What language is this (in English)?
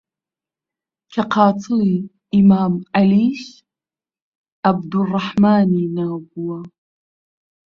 Central Kurdish